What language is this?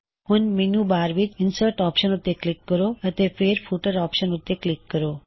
Punjabi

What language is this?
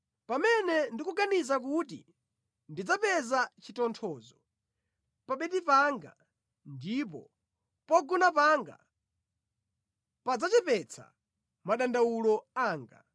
Nyanja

